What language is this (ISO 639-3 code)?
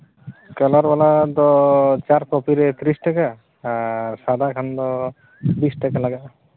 sat